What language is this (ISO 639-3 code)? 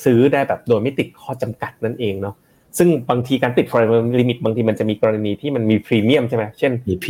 tha